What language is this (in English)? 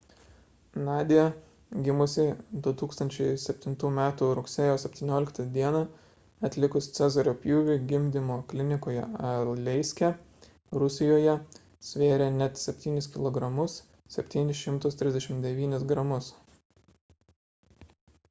Lithuanian